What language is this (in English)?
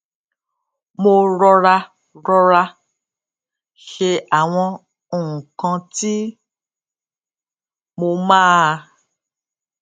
Yoruba